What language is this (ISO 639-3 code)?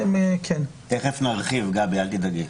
heb